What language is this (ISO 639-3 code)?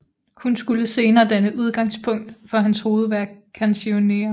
dan